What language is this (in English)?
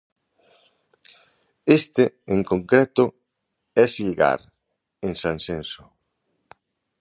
Galician